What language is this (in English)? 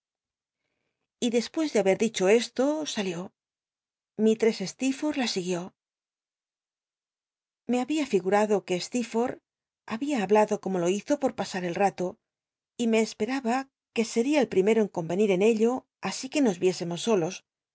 Spanish